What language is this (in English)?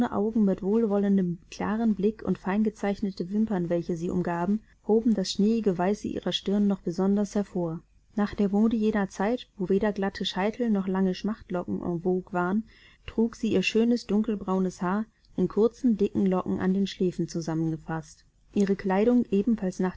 German